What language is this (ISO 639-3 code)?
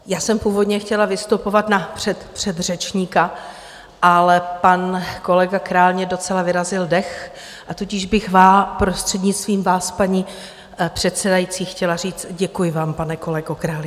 ces